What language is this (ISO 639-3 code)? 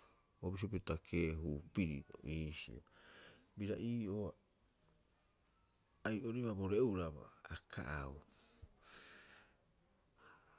kyx